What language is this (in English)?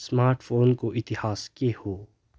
Nepali